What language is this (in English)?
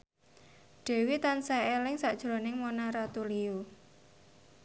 Javanese